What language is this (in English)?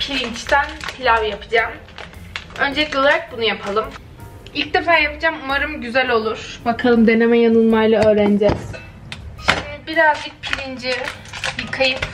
Turkish